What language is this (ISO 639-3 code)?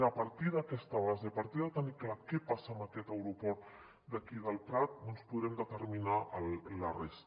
cat